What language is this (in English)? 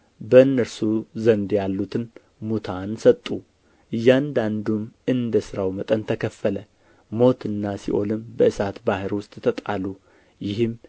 Amharic